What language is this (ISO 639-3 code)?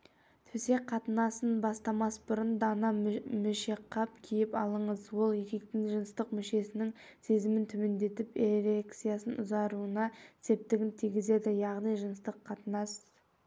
kaz